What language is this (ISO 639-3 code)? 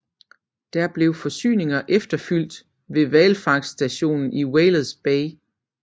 dan